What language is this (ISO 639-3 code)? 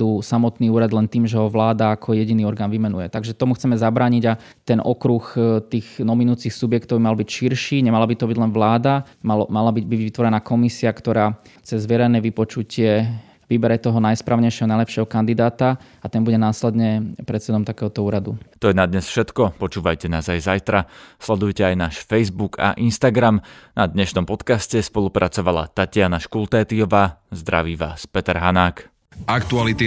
slk